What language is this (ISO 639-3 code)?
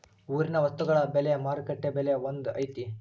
kan